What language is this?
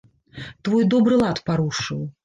Belarusian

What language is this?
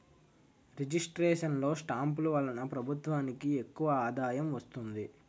Telugu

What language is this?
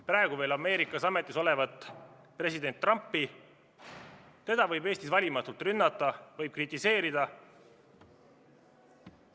Estonian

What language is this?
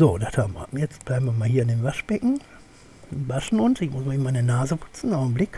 German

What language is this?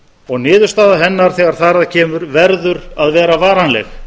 Icelandic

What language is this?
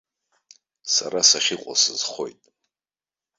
Abkhazian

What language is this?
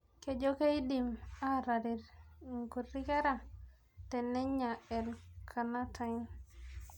Masai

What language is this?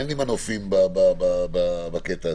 Hebrew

